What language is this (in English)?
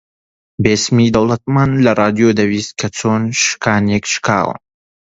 Central Kurdish